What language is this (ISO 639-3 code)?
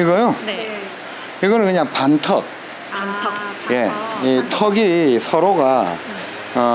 kor